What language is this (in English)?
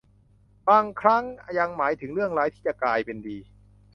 Thai